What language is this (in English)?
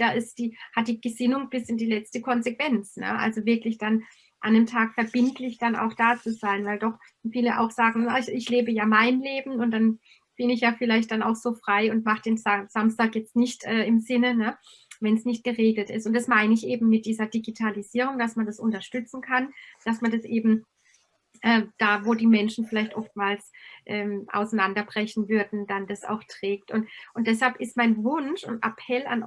German